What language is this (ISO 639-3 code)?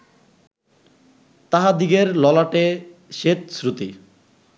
ben